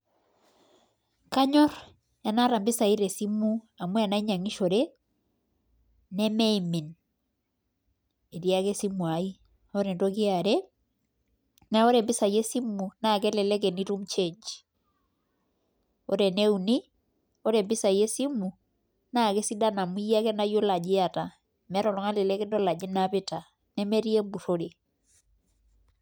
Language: Masai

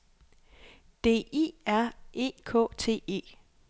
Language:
Danish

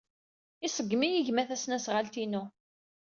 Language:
Kabyle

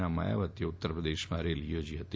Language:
Gujarati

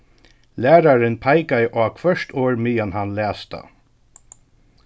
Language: Faroese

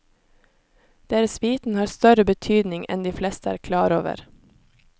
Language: Norwegian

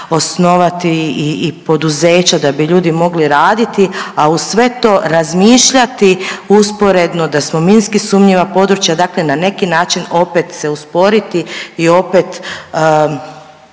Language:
Croatian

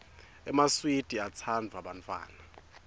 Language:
Swati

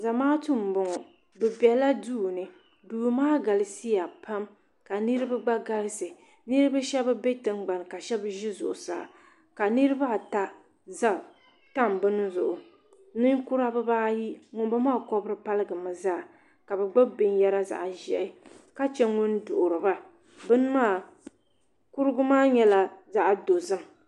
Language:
Dagbani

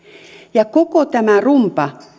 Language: Finnish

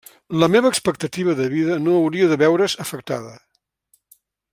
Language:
Catalan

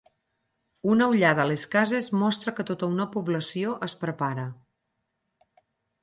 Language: Catalan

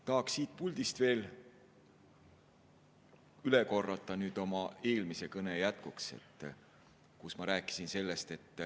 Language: Estonian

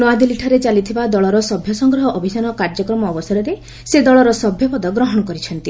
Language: Odia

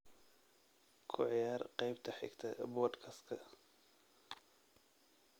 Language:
Somali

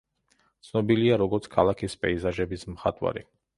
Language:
Georgian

